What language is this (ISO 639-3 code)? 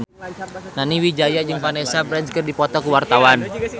sun